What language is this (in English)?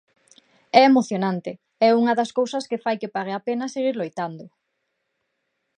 Galician